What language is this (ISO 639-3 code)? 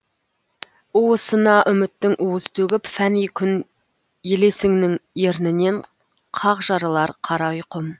kaz